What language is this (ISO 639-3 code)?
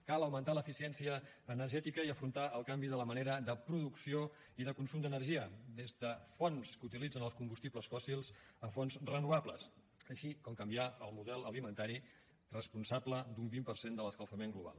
cat